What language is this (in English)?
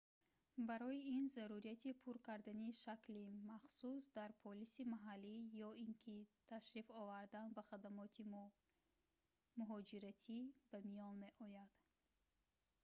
Tajik